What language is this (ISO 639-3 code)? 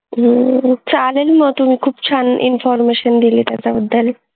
mar